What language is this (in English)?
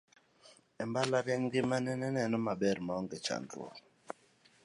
Luo (Kenya and Tanzania)